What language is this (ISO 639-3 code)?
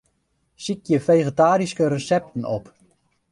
fry